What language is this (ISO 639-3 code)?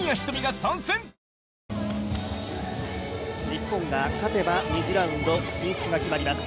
jpn